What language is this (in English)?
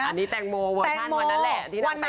Thai